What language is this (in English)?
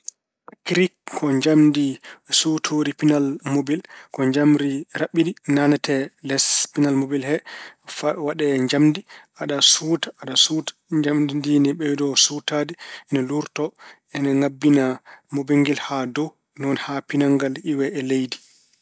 Fula